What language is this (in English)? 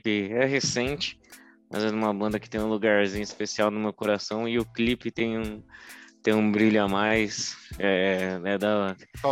Portuguese